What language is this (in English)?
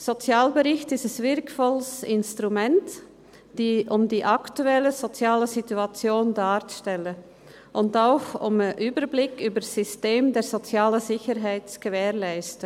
Swiss German